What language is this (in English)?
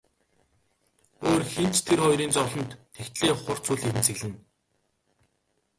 Mongolian